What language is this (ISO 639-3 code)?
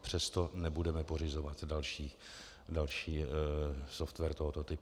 ces